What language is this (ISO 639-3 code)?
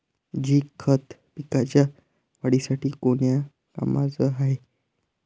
mar